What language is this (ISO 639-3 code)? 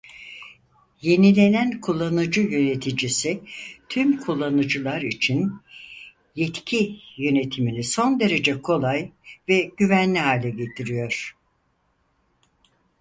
tur